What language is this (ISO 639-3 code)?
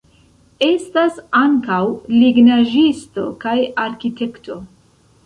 epo